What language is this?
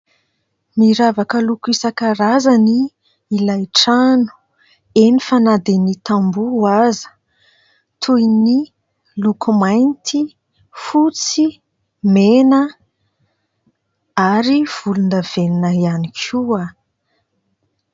Malagasy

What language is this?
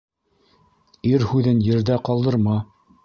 Bashkir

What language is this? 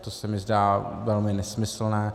Czech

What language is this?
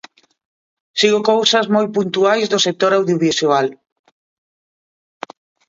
Galician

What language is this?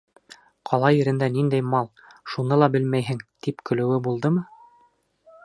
Bashkir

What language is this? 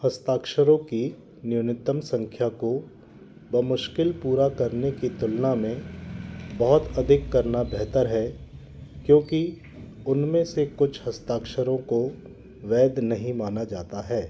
Hindi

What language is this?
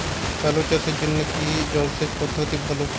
Bangla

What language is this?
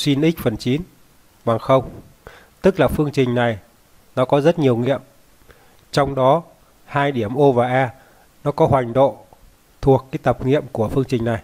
Vietnamese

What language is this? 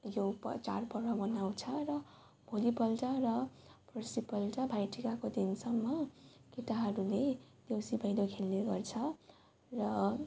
Nepali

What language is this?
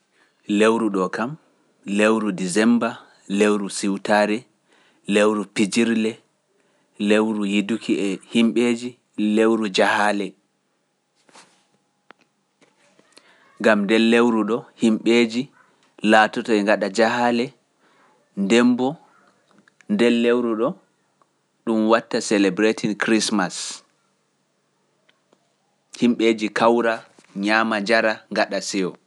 Pular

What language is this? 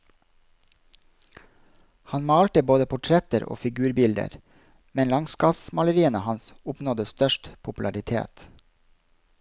Norwegian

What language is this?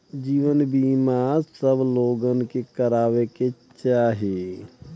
Bhojpuri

